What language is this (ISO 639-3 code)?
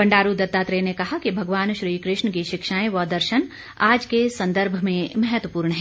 hin